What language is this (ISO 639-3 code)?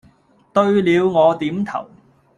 yue